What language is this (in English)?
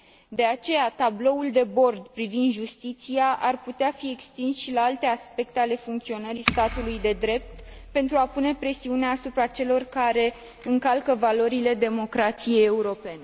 Romanian